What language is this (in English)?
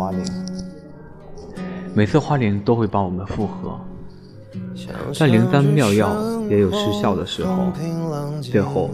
Chinese